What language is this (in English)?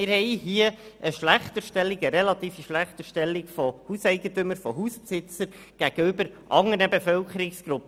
Swiss German